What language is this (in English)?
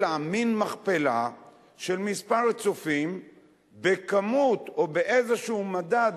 Hebrew